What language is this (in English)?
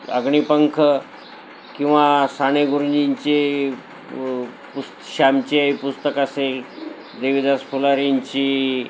Marathi